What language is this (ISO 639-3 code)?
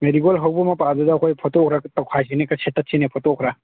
mni